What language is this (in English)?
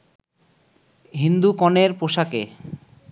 Bangla